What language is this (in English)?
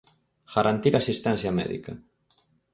Galician